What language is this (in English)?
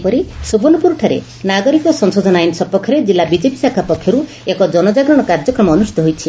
Odia